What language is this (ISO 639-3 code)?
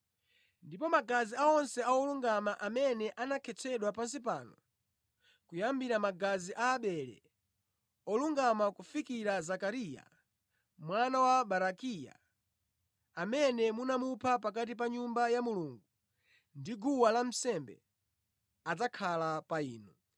nya